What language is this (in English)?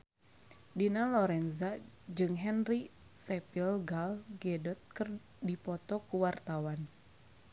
Sundanese